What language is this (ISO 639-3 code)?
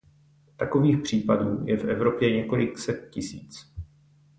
ces